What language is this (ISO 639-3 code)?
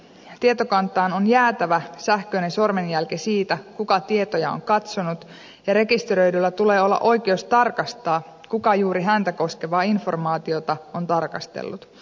fin